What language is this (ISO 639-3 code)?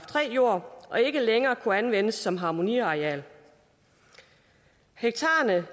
dan